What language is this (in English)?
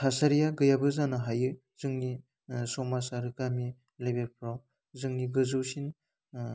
Bodo